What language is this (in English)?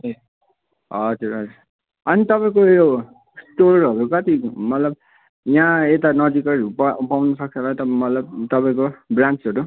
Nepali